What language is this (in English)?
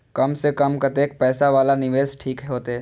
Maithili